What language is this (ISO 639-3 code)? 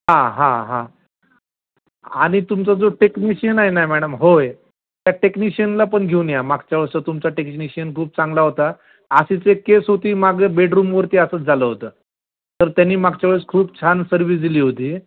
mar